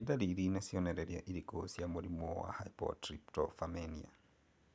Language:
Kikuyu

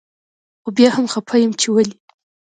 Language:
Pashto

